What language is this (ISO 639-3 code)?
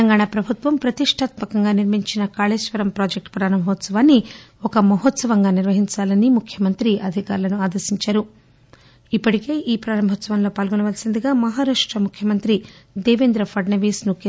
tel